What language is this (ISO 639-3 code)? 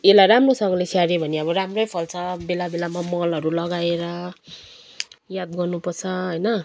nep